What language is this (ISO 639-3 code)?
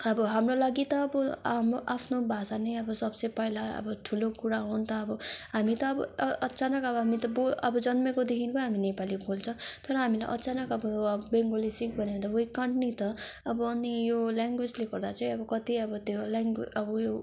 nep